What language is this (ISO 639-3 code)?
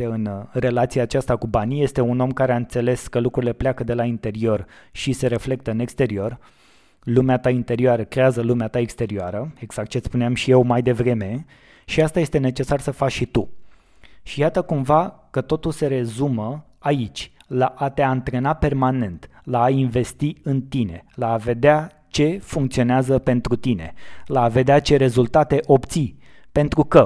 ron